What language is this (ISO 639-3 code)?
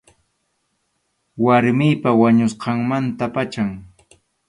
qxu